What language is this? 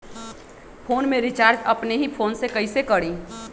Magahi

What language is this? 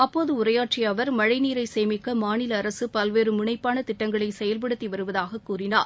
Tamil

